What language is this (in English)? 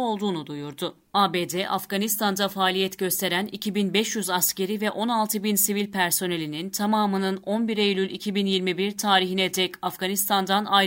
Turkish